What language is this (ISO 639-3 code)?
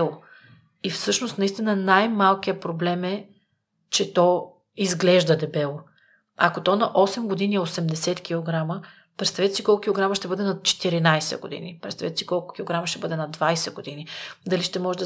bul